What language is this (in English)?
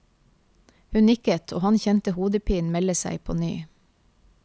Norwegian